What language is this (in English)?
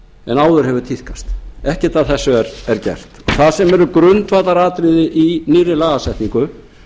Icelandic